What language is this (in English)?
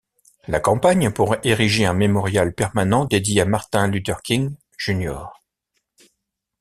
French